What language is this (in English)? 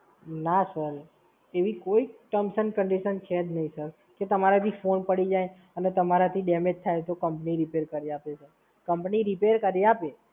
Gujarati